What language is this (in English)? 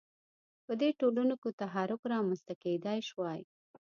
Pashto